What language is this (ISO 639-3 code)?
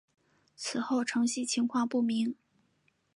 zho